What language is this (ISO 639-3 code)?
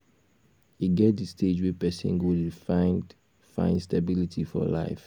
pcm